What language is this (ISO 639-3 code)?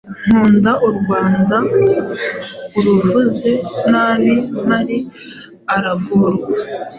kin